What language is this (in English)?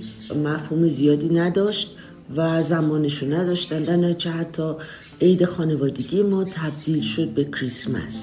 Persian